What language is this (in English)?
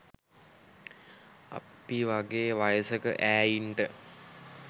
Sinhala